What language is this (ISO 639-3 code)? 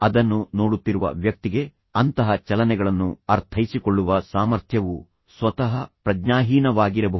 kan